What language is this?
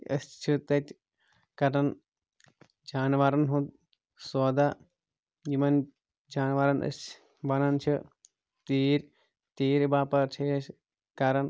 Kashmiri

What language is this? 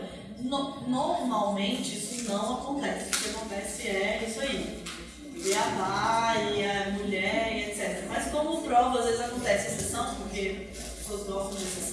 Portuguese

